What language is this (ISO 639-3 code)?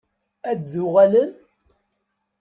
kab